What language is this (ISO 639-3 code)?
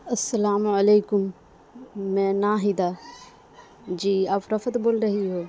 urd